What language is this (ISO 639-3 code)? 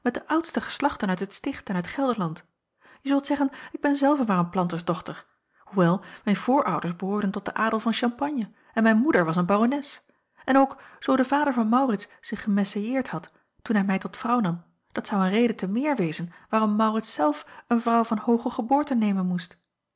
nld